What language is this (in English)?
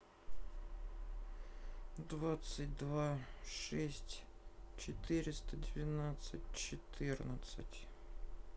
Russian